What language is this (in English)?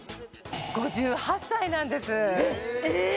Japanese